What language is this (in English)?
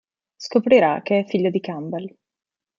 Italian